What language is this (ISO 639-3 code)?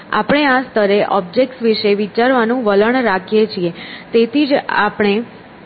guj